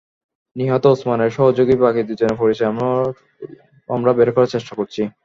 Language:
Bangla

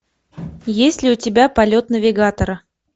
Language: Russian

